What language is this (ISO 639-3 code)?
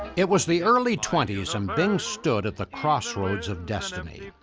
eng